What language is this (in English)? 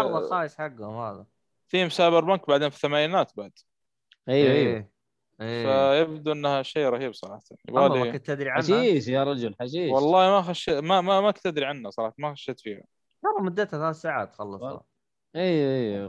Arabic